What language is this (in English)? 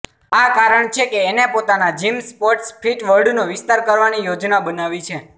Gujarati